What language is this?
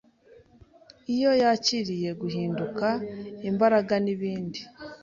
Kinyarwanda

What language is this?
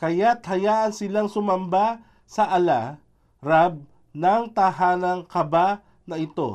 Filipino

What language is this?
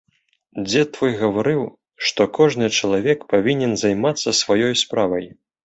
Belarusian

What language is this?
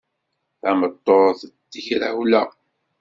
Kabyle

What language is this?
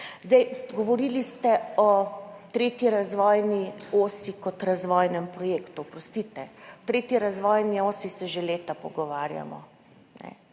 Slovenian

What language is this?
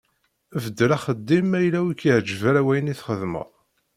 Kabyle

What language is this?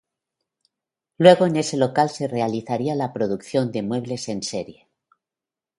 Spanish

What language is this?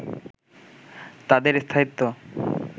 Bangla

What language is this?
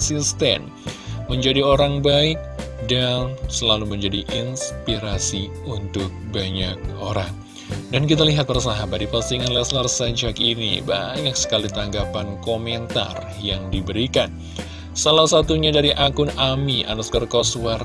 Indonesian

